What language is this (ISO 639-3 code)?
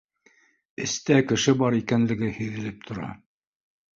bak